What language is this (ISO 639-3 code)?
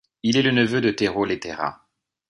fra